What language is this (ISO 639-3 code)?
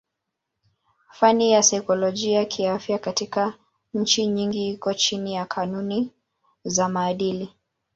swa